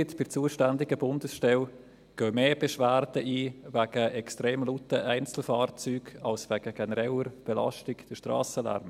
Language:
Swiss German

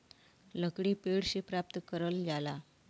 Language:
Bhojpuri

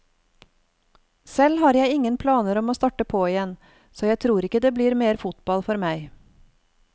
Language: Norwegian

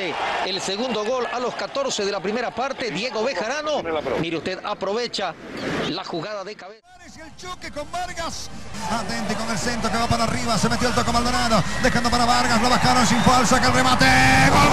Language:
Spanish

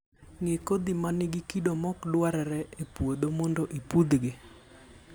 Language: Luo (Kenya and Tanzania)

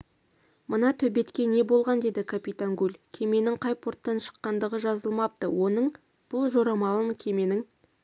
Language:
Kazakh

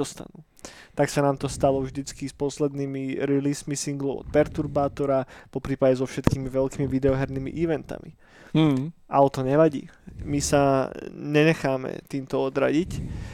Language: Slovak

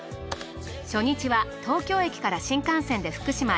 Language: Japanese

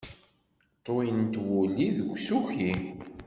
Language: Kabyle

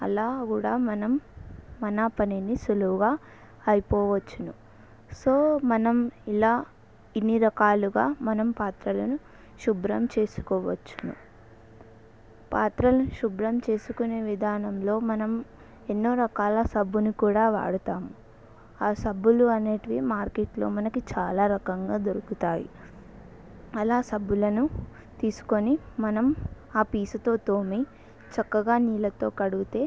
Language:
Telugu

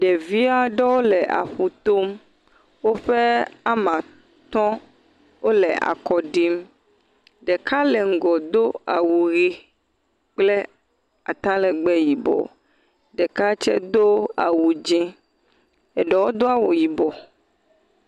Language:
Ewe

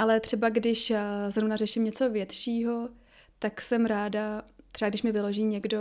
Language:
Czech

